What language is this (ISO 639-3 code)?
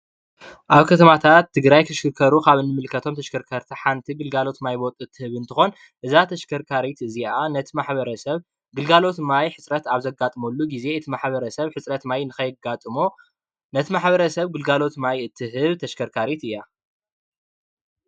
tir